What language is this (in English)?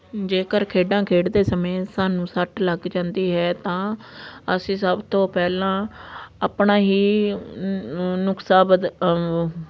Punjabi